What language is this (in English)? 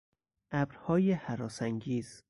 Persian